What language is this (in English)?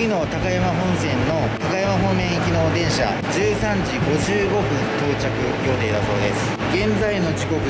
Japanese